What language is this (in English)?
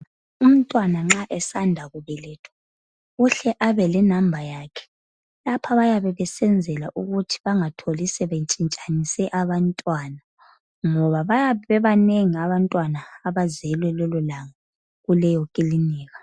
North Ndebele